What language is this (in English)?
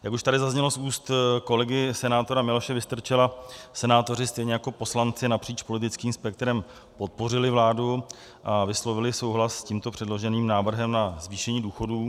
Czech